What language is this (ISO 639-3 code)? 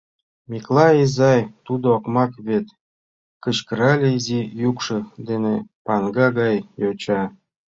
chm